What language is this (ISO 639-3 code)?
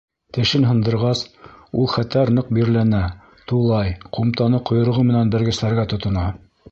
bak